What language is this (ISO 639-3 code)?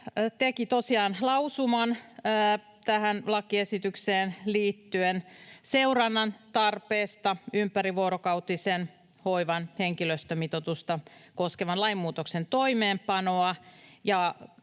fin